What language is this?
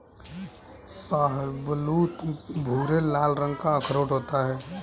Hindi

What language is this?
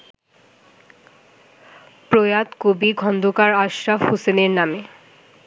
Bangla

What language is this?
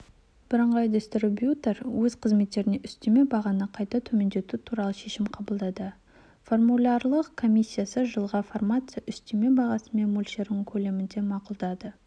Kazakh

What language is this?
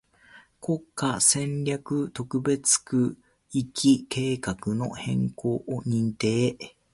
Japanese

